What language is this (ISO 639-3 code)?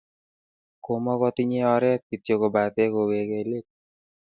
kln